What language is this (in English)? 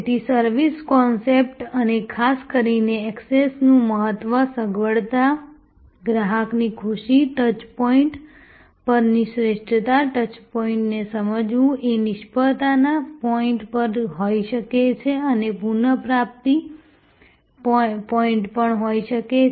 Gujarati